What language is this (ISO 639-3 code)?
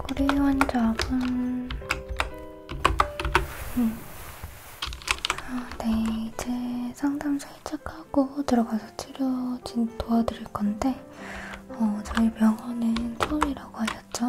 kor